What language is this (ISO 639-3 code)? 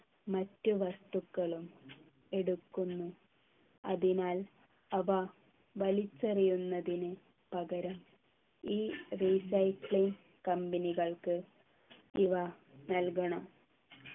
mal